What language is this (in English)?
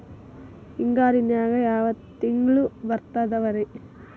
Kannada